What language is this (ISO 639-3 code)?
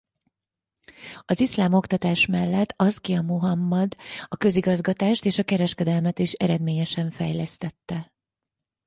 hun